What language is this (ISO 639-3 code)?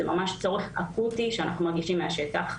heb